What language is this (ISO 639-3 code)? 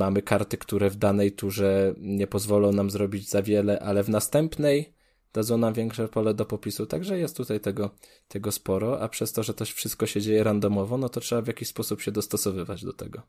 pol